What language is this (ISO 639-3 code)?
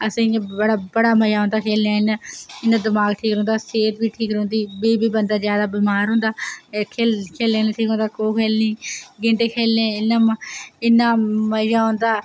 doi